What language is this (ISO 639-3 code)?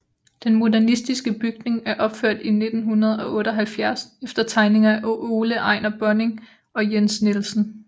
dan